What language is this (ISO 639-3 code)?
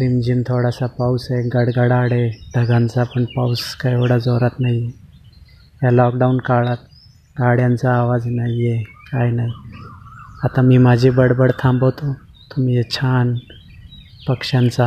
hin